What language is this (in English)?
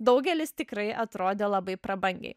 Lithuanian